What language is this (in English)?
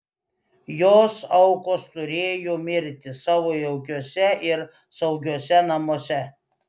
Lithuanian